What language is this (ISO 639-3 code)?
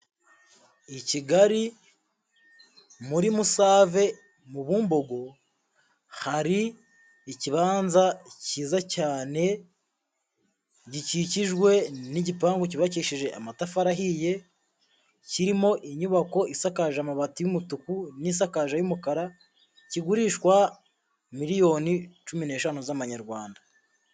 kin